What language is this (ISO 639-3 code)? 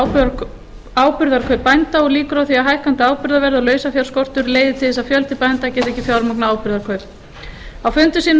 isl